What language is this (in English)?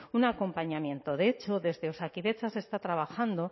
Spanish